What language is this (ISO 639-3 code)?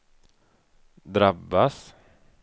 swe